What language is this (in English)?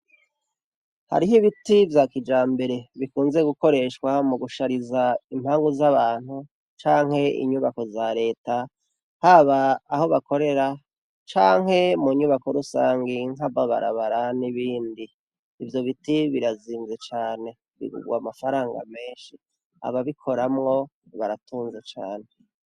Rundi